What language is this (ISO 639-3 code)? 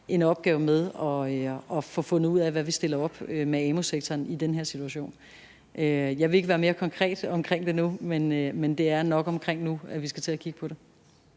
dan